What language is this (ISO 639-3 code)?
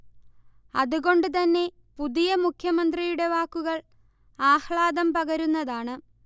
mal